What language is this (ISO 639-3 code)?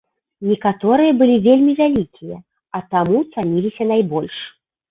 bel